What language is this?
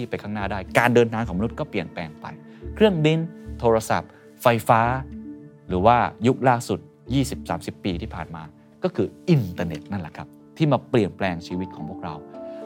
Thai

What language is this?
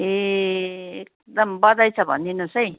Nepali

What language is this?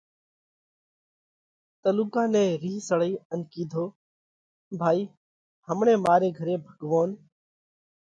Parkari Koli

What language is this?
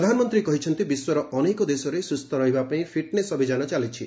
Odia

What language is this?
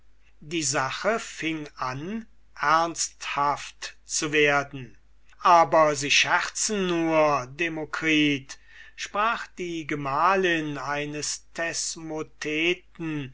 German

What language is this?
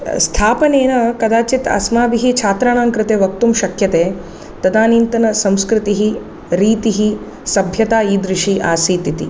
Sanskrit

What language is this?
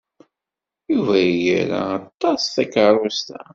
Kabyle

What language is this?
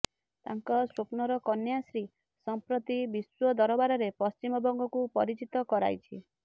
Odia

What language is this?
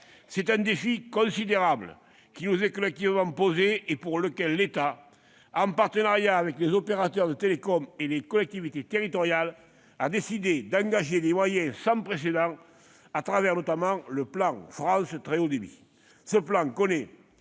French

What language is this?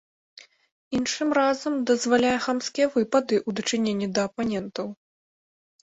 Belarusian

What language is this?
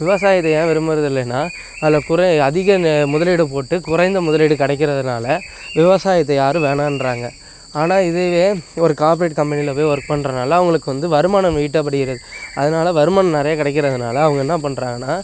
Tamil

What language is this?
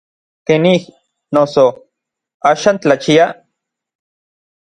Orizaba Nahuatl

